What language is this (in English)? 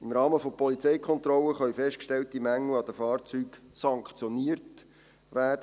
Swiss German